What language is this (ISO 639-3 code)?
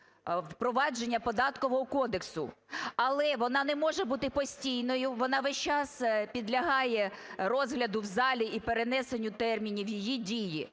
ukr